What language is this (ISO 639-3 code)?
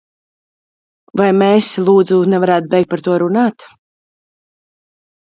lav